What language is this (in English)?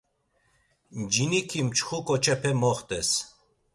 Laz